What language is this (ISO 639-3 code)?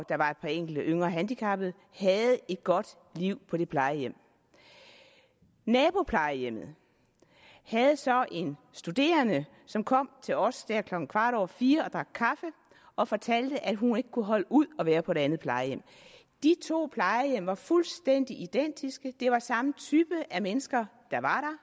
dan